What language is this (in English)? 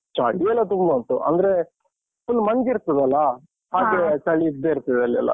Kannada